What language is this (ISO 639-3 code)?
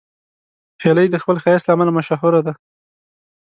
pus